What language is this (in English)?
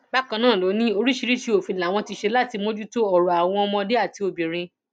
Yoruba